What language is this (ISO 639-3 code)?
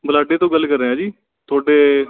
pan